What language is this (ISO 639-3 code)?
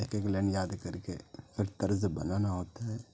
urd